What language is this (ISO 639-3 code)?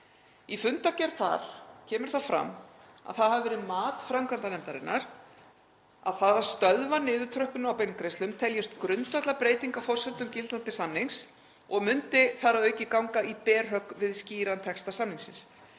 isl